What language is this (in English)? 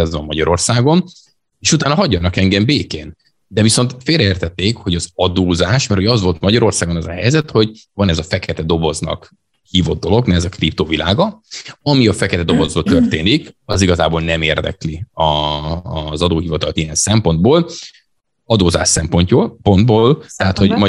Hungarian